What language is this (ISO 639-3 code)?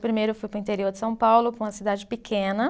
por